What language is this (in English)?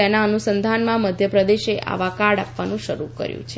Gujarati